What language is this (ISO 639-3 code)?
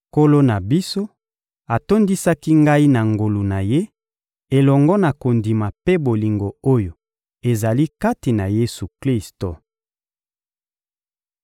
lin